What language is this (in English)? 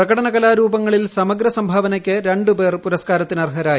Malayalam